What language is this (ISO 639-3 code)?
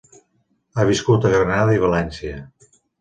cat